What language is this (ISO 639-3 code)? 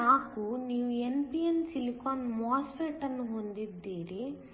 kan